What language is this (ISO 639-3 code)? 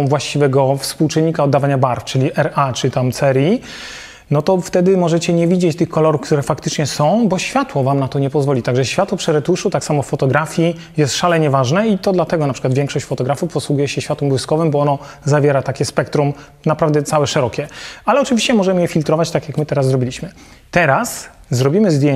pol